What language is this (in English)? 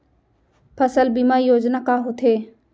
Chhattisgarhi